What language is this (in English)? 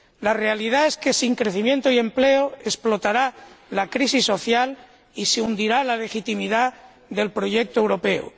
Spanish